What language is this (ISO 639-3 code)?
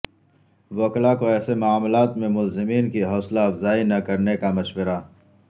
urd